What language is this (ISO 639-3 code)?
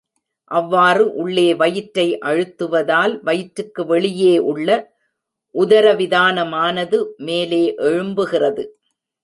tam